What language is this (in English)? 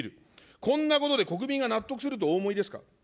Japanese